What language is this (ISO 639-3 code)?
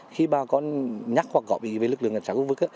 vie